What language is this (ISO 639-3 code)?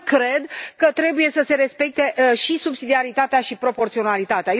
ron